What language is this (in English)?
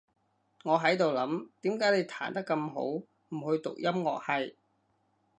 Cantonese